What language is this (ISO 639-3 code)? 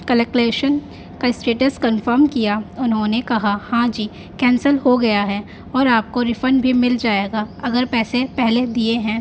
urd